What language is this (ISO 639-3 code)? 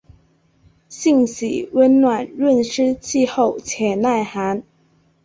zho